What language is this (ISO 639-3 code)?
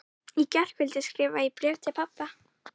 isl